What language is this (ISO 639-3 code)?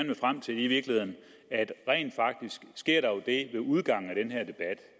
dan